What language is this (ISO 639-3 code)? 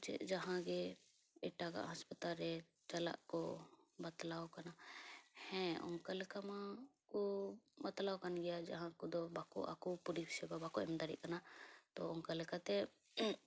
sat